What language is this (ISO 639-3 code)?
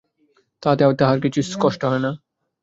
ben